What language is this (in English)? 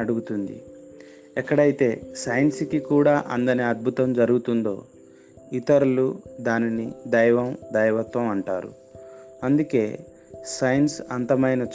Telugu